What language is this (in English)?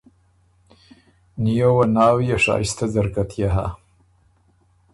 Ormuri